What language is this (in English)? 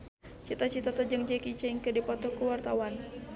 Sundanese